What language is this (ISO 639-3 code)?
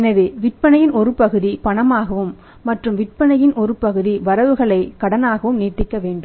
tam